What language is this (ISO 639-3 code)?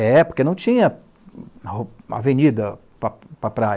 por